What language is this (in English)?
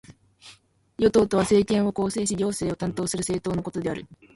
Japanese